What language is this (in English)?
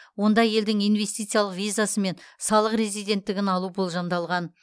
Kazakh